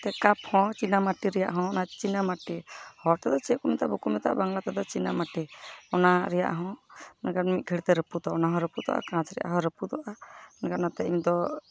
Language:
Santali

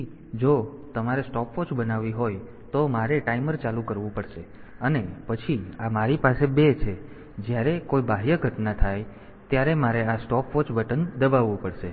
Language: Gujarati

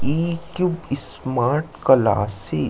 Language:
Chhattisgarhi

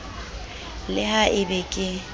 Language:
Southern Sotho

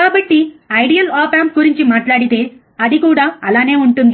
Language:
Telugu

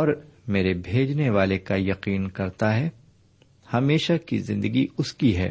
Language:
Urdu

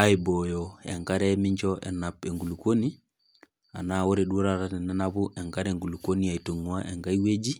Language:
Masai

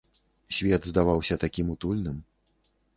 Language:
Belarusian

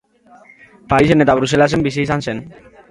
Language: Basque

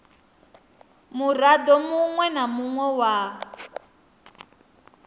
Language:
Venda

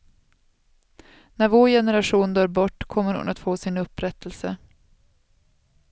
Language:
Swedish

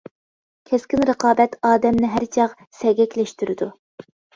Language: Uyghur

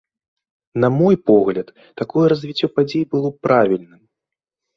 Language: Belarusian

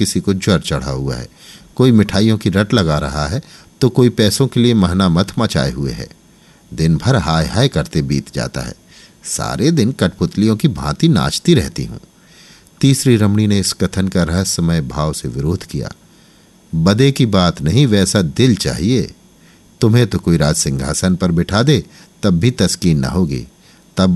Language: Hindi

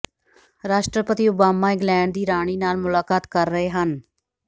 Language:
Punjabi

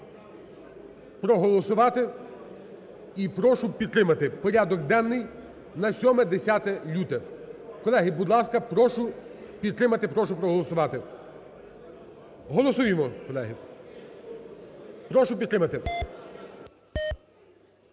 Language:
Ukrainian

